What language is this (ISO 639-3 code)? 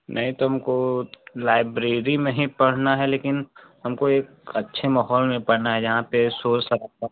hin